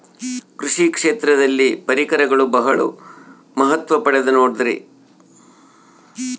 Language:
Kannada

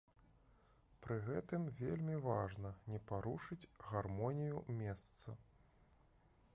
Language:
Belarusian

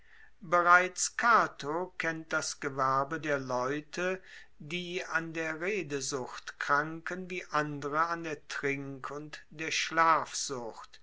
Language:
German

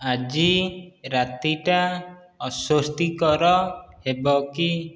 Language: Odia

